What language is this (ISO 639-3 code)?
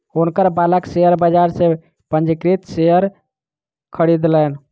mai